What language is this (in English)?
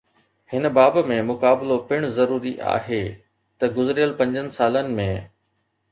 Sindhi